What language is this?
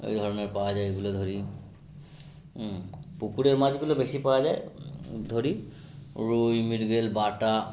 Bangla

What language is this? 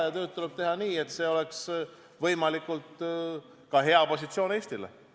Estonian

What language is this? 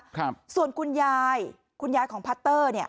Thai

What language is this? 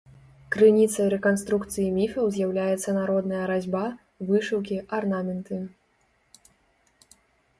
Belarusian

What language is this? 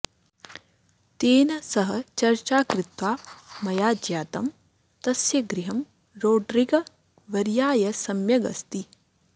Sanskrit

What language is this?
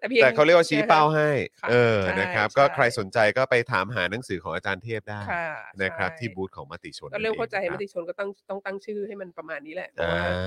Thai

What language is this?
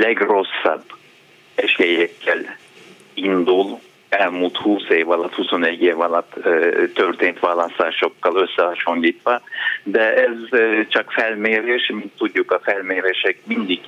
Hungarian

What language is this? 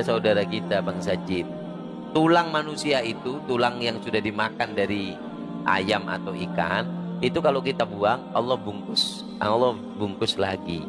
Indonesian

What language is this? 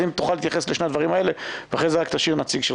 Hebrew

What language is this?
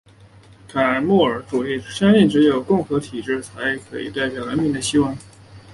Chinese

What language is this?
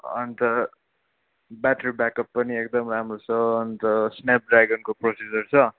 Nepali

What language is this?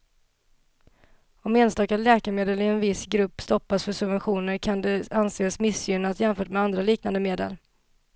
Swedish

